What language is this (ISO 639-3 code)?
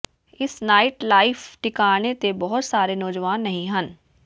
pan